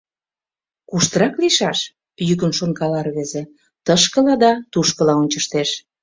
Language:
Mari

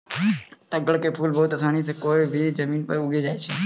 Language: Maithili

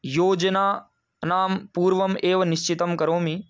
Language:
Sanskrit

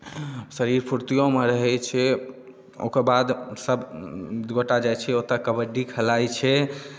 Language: Maithili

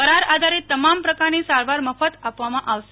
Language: Gujarati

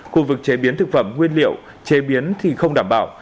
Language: Vietnamese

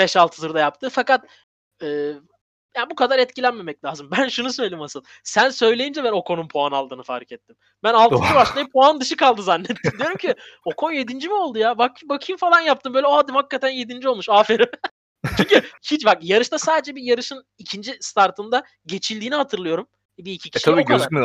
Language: Turkish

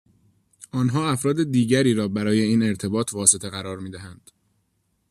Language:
Persian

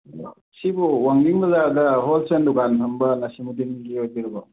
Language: Manipuri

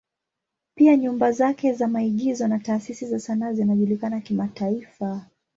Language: Swahili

